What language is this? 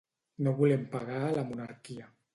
Catalan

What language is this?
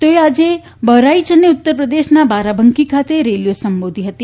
Gujarati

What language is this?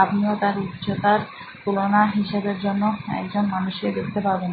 Bangla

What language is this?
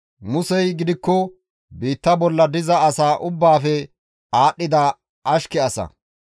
Gamo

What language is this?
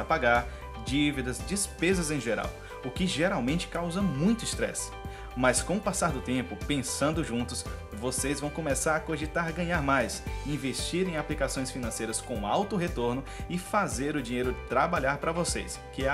Portuguese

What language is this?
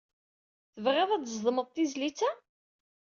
Kabyle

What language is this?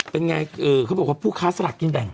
Thai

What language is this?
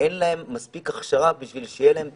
Hebrew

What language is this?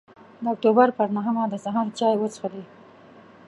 Pashto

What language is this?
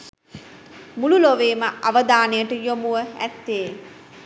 Sinhala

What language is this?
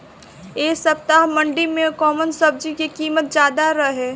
Bhojpuri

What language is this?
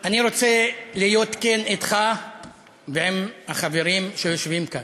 Hebrew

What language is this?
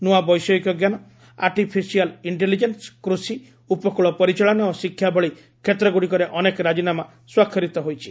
Odia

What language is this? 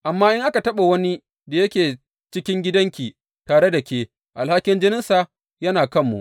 Hausa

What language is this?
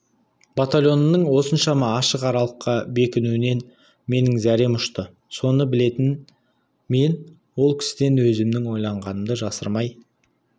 Kazakh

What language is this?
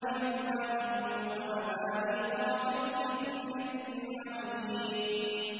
Arabic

